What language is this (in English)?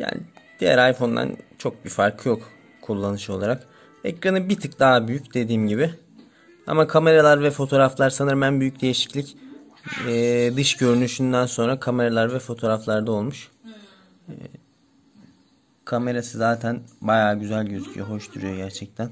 Turkish